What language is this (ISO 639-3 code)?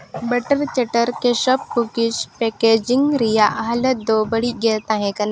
sat